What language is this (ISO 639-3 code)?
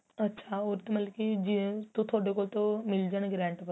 pan